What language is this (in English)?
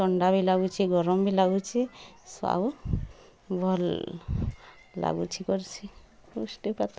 Odia